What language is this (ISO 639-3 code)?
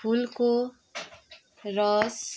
nep